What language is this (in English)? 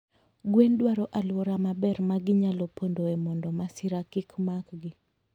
Luo (Kenya and Tanzania)